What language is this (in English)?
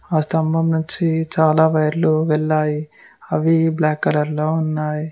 Telugu